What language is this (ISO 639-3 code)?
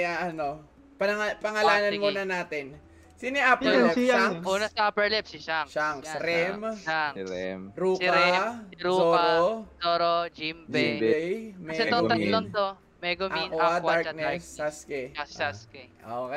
fil